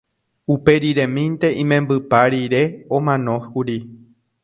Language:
Guarani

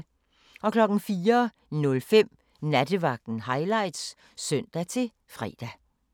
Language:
Danish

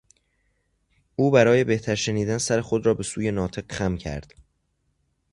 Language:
Persian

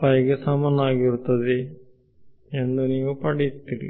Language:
Kannada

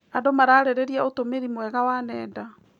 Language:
Kikuyu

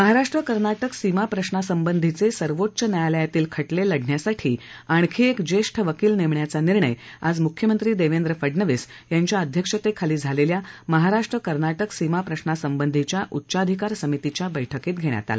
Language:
Marathi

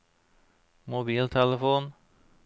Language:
Norwegian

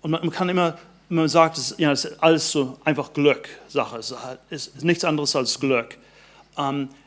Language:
German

